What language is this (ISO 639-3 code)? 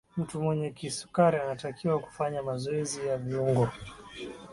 swa